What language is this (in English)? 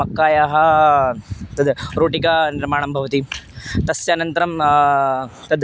Sanskrit